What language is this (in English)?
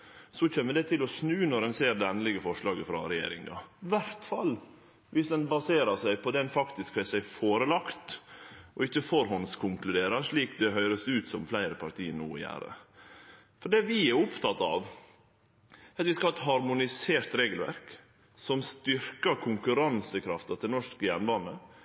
Norwegian Nynorsk